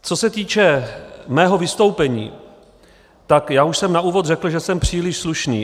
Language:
Czech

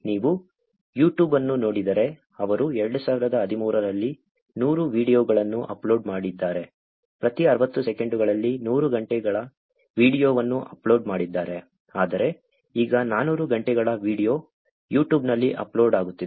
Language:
Kannada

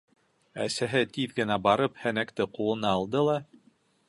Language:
Bashkir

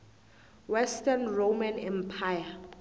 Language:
South Ndebele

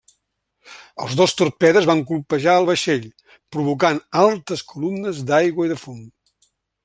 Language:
Catalan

